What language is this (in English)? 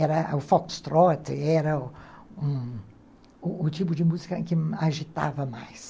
Portuguese